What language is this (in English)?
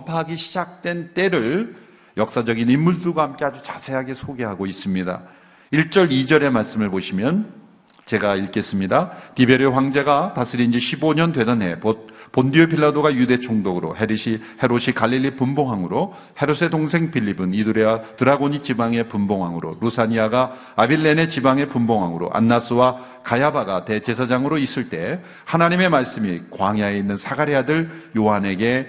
Korean